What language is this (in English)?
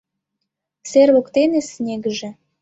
Mari